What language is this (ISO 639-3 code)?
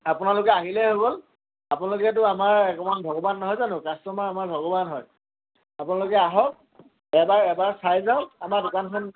asm